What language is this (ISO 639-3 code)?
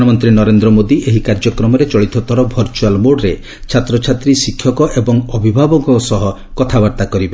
ori